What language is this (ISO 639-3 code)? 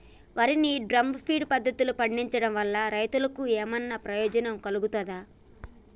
tel